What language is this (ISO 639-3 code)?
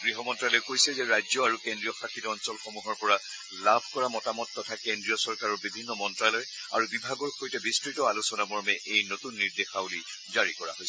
asm